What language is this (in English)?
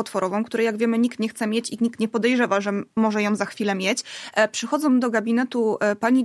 Polish